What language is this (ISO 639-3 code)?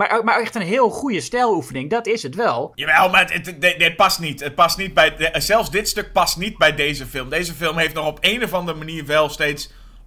nld